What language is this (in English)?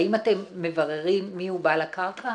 Hebrew